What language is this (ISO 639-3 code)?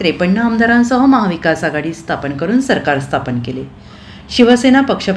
mar